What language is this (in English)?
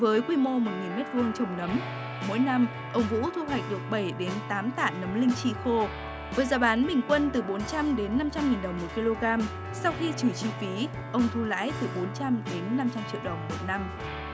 Vietnamese